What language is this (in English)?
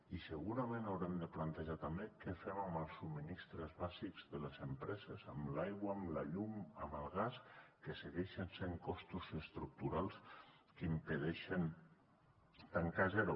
Catalan